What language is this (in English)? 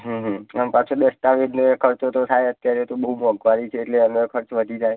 Gujarati